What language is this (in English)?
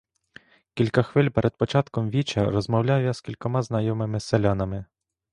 Ukrainian